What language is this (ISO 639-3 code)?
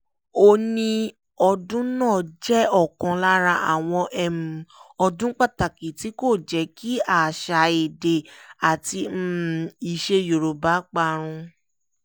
yor